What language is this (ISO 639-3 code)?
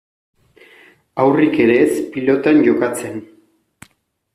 eus